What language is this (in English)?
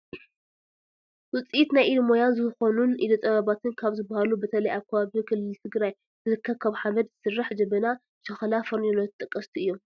Tigrinya